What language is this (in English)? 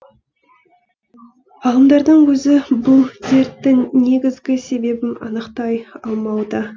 Kazakh